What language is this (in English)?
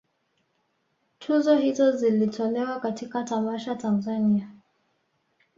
Swahili